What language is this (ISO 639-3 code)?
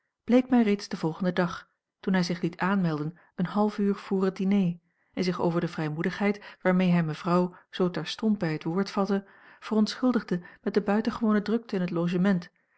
nld